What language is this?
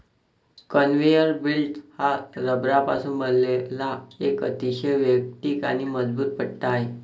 Marathi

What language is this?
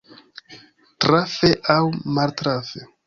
Esperanto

